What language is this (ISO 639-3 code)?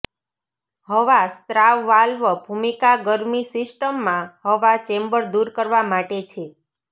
guj